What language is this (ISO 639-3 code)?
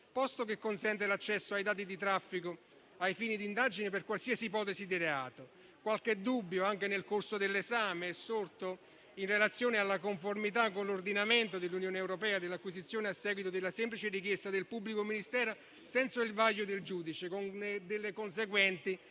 ita